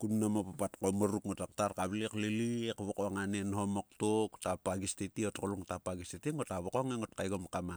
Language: Sulka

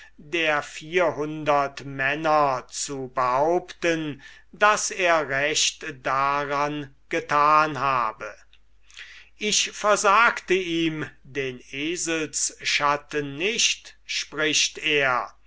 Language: German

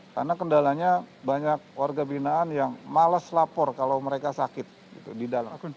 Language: Indonesian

